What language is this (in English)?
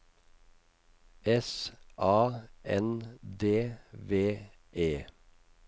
Norwegian